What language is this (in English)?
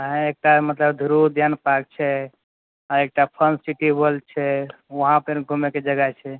Maithili